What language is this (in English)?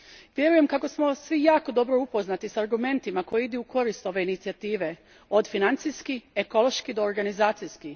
Croatian